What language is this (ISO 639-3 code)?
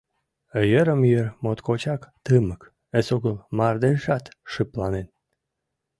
chm